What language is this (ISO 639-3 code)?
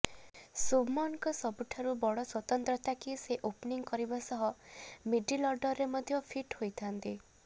ori